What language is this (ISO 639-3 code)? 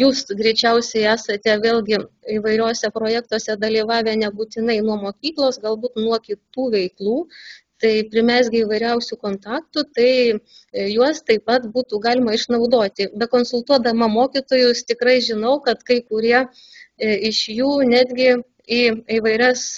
lit